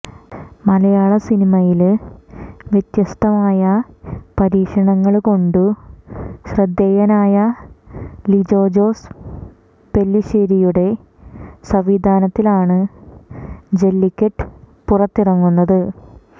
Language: Malayalam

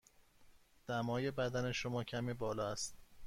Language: Persian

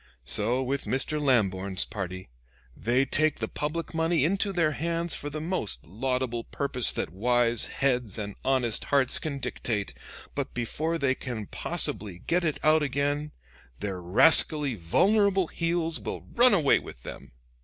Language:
English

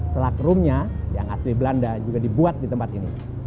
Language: Indonesian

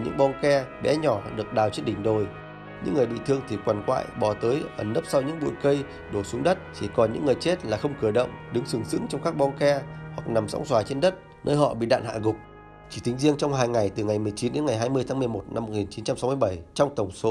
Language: Vietnamese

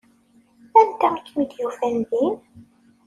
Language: Kabyle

